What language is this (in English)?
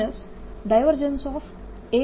Gujarati